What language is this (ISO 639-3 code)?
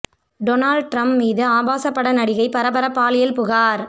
tam